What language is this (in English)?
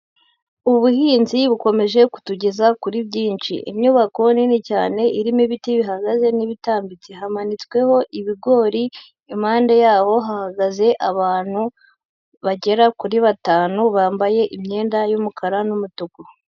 Kinyarwanda